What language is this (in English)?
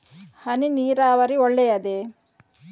Kannada